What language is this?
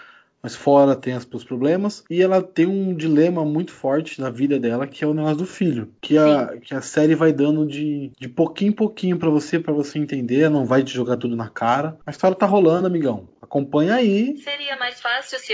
Portuguese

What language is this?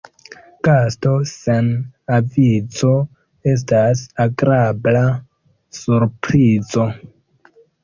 Esperanto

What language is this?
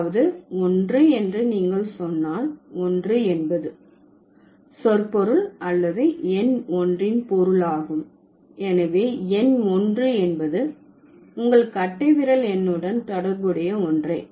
Tamil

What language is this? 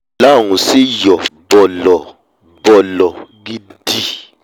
Yoruba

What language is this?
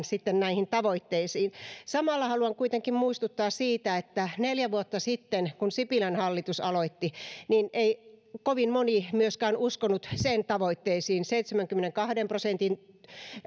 Finnish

